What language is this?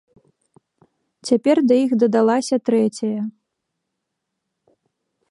Belarusian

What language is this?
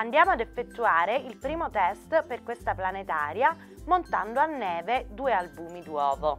Italian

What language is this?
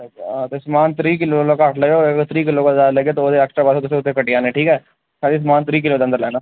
Dogri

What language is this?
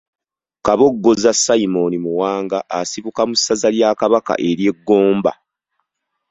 Ganda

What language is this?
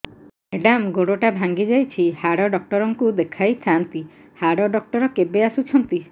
Odia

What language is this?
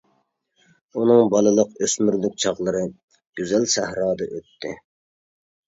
Uyghur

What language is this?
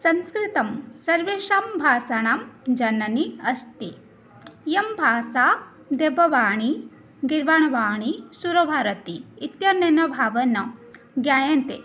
Sanskrit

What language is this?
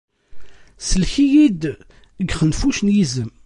Kabyle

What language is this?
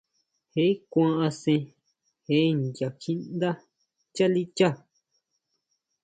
Huautla Mazatec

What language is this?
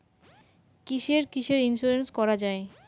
Bangla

